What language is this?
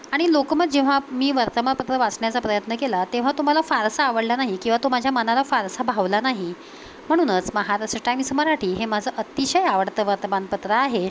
Marathi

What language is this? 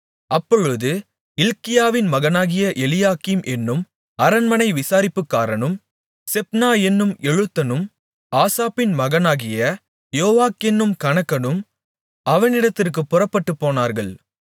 Tamil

